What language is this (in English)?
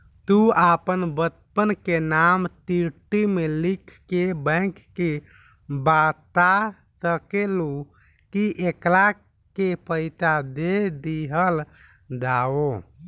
Bhojpuri